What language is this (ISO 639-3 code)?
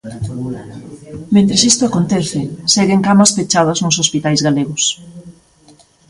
glg